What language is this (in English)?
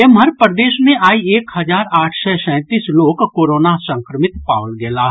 Maithili